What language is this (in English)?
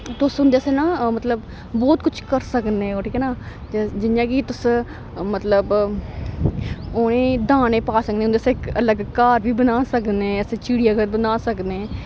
Dogri